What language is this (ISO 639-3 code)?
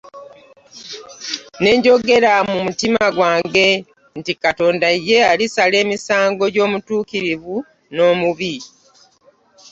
lug